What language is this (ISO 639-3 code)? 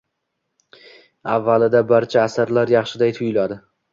uzb